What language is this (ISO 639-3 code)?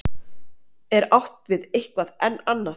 isl